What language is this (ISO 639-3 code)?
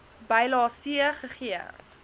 afr